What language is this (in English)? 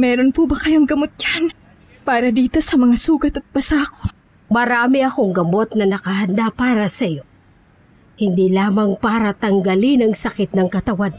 Filipino